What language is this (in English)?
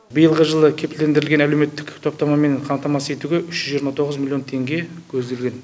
Kazakh